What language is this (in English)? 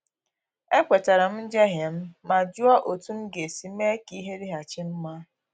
Igbo